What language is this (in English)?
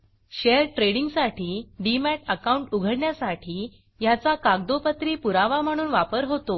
Marathi